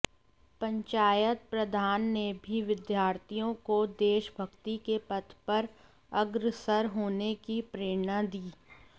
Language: Hindi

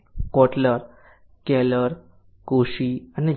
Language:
Gujarati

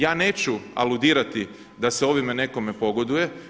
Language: Croatian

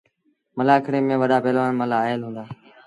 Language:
Sindhi Bhil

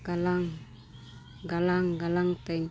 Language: Santali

